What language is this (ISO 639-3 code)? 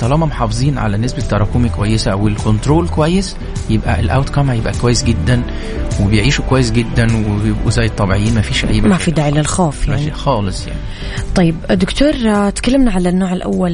ara